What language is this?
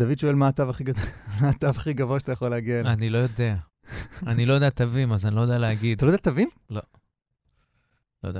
Hebrew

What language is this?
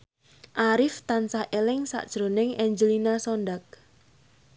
Javanese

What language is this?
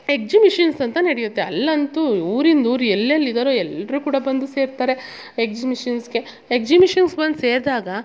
Kannada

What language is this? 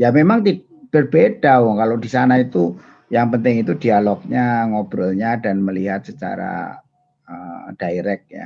Indonesian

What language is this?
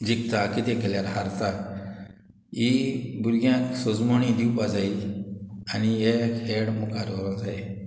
Konkani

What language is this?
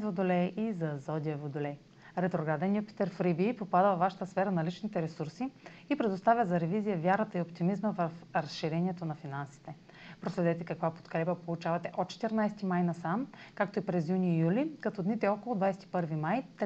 Bulgarian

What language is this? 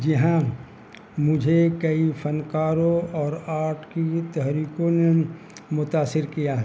Urdu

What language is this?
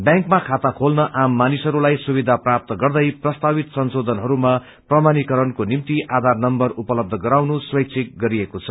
Nepali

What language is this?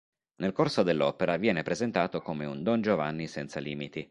Italian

